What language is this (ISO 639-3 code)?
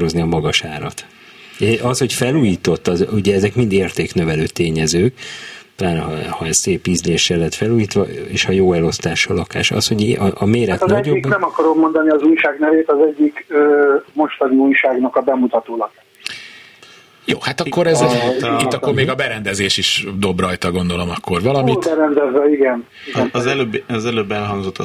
hun